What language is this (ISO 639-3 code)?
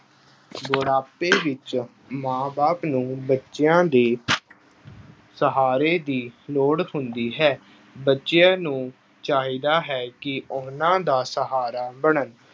pan